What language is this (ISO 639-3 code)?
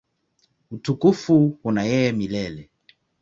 swa